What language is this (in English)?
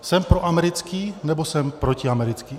Czech